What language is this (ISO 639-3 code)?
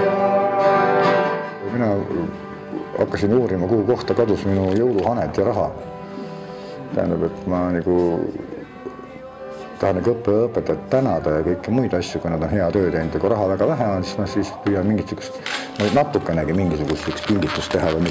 ara